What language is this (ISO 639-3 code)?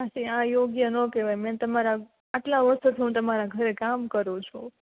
guj